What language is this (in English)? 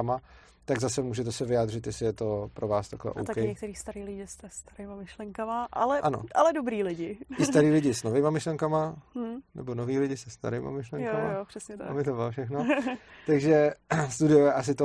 Czech